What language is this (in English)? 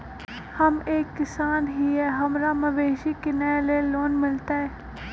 Magahi